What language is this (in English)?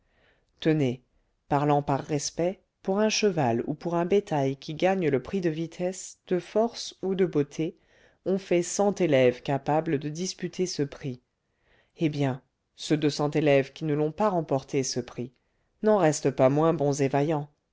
French